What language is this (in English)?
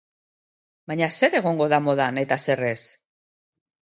Basque